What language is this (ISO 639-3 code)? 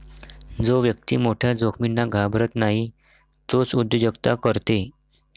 mar